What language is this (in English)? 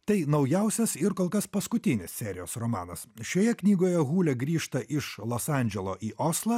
Lithuanian